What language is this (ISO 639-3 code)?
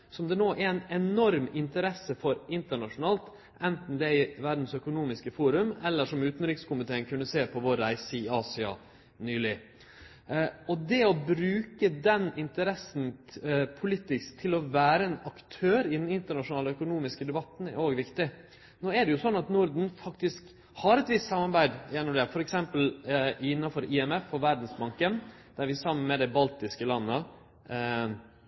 nno